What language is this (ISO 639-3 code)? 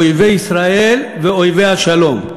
heb